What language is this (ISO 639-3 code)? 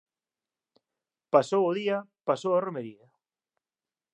glg